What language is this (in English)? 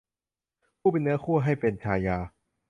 Thai